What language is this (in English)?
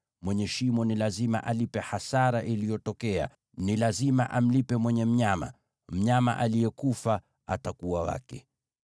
Swahili